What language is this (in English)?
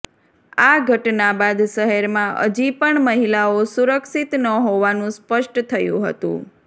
Gujarati